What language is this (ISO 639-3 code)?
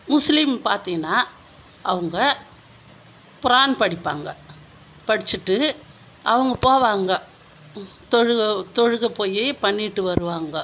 tam